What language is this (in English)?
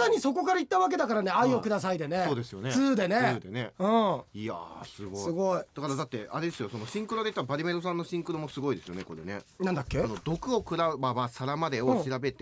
Japanese